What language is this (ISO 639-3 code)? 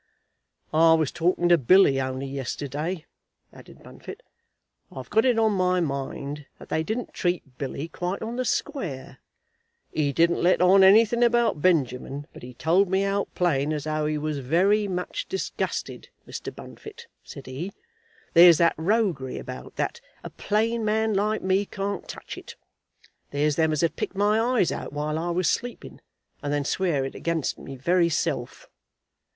eng